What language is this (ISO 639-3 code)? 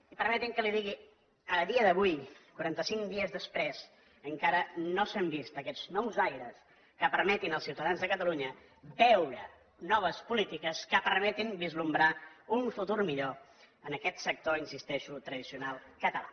cat